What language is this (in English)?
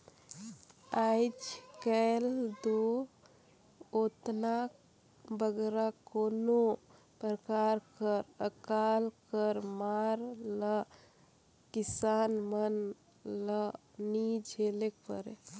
Chhattisgarhi